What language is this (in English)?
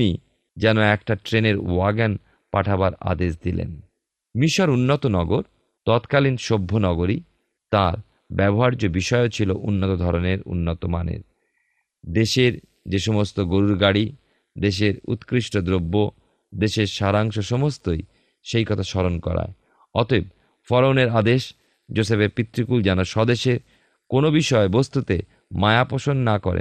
Bangla